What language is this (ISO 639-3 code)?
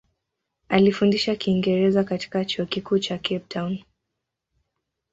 swa